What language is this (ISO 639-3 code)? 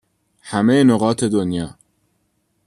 fas